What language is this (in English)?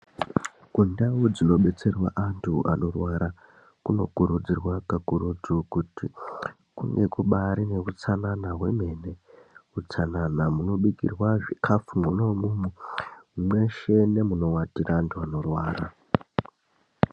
Ndau